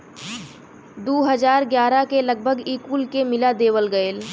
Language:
Bhojpuri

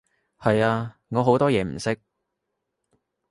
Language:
Cantonese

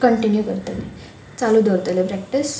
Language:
Konkani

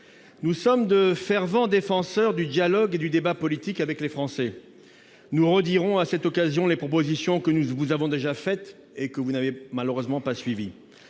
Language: French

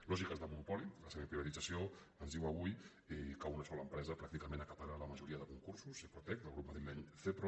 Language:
Catalan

